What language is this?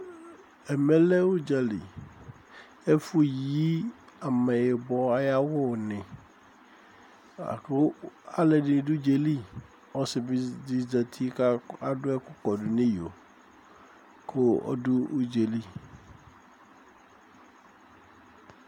Ikposo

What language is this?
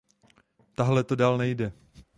Czech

